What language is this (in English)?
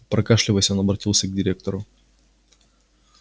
Russian